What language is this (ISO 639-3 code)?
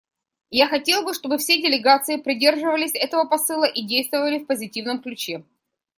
rus